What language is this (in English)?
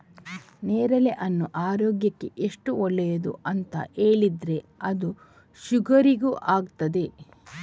Kannada